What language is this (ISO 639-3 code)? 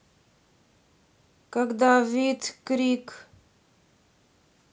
rus